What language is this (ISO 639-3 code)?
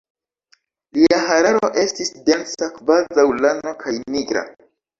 epo